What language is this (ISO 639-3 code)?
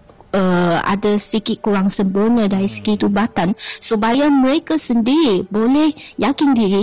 msa